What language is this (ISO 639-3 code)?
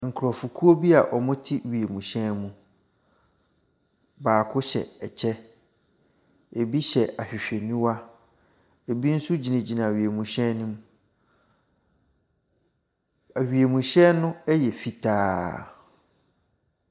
aka